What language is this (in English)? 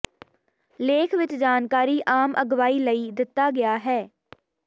Punjabi